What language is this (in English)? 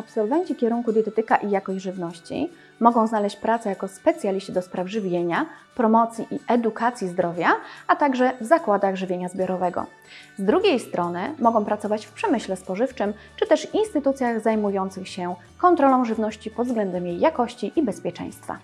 Polish